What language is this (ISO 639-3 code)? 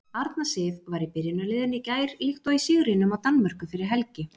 isl